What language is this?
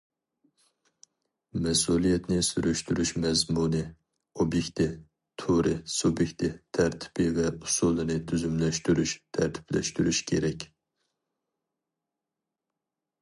Uyghur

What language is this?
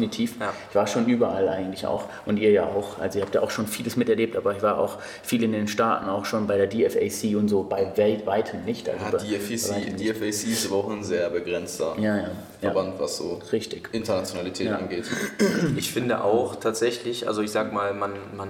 German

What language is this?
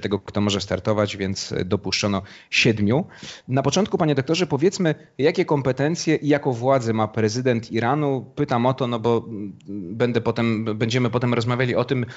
Polish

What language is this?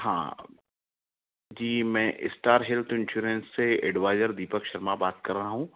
Hindi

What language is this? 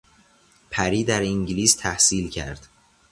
Persian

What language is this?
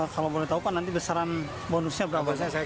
Indonesian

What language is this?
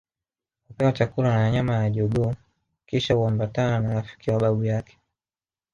Swahili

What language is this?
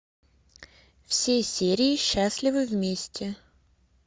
Russian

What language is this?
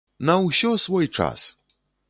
Belarusian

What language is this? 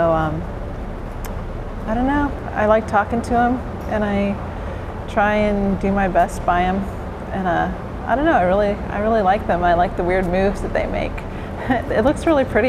English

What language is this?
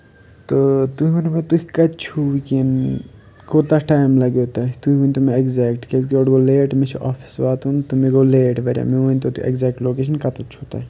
Kashmiri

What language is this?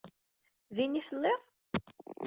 Kabyle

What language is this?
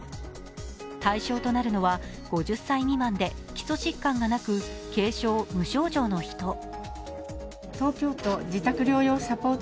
Japanese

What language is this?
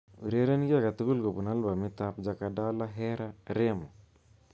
Kalenjin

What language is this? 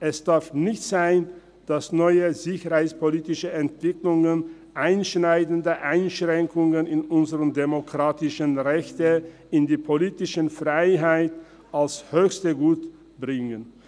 Swiss German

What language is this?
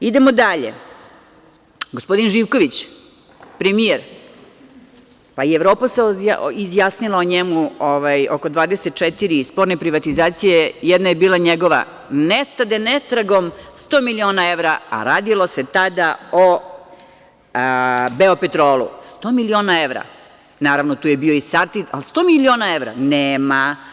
Serbian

